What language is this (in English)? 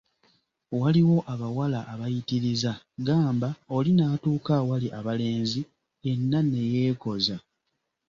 Ganda